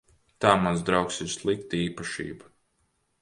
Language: Latvian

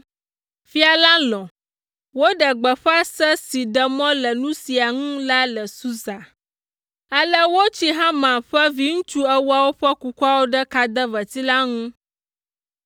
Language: Ewe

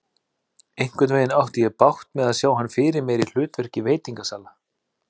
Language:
Icelandic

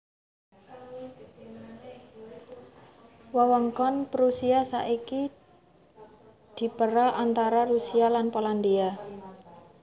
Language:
Javanese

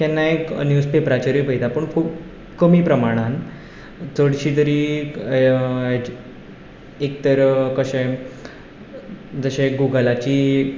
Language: Konkani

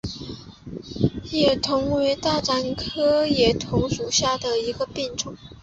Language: Chinese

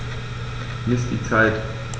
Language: German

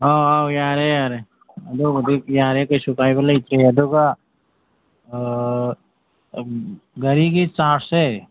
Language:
Manipuri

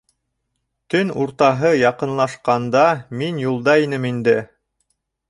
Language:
Bashkir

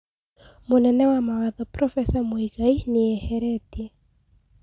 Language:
Kikuyu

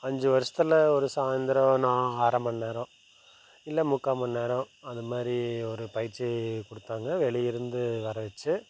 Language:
Tamil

